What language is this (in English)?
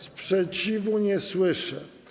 Polish